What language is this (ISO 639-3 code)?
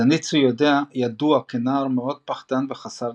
heb